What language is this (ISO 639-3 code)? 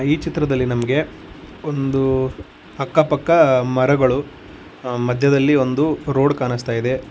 kan